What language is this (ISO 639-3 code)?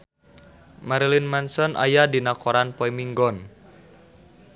sun